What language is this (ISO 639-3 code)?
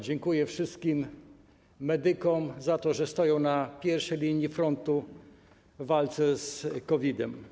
pol